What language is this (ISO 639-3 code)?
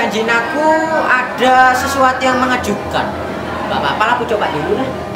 ind